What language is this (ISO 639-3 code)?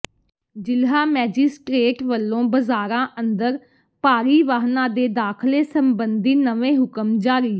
pan